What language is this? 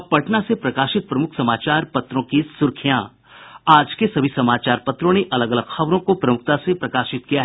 Hindi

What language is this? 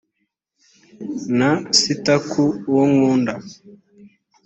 Kinyarwanda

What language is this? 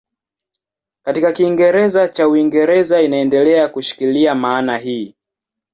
Swahili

